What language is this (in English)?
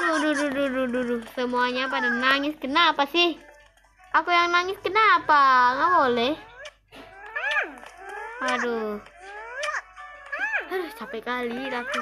Indonesian